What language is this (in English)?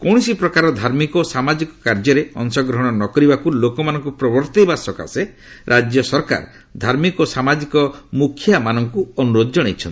Odia